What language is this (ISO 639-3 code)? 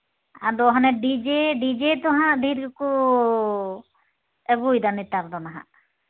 sat